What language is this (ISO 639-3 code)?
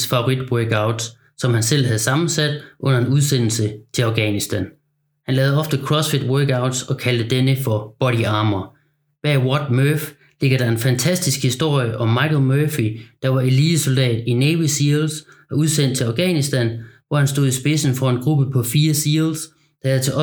dan